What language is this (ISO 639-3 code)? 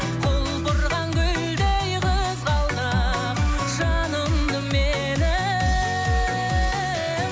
kaz